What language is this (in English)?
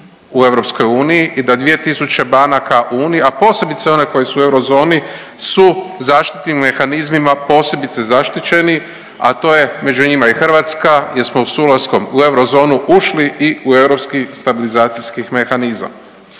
Croatian